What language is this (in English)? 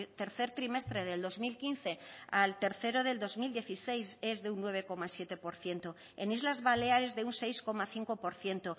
Spanish